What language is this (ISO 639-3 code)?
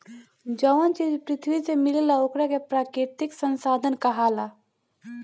bho